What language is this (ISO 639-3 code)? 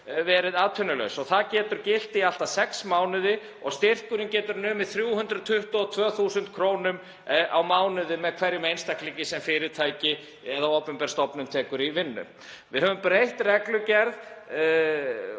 isl